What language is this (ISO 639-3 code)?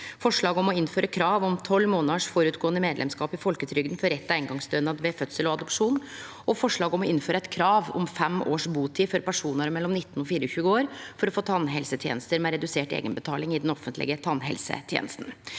nor